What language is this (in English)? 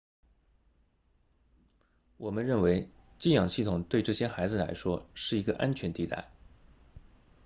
Chinese